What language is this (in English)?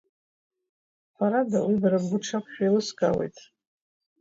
Abkhazian